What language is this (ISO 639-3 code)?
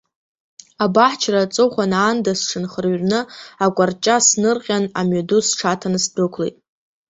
abk